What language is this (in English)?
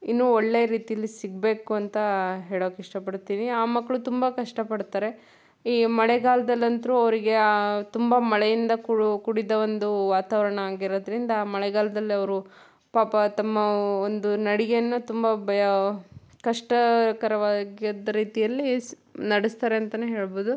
Kannada